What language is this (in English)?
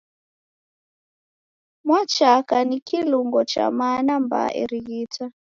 Taita